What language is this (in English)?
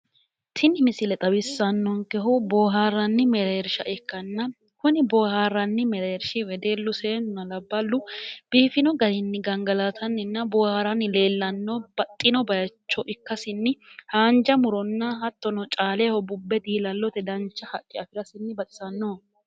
Sidamo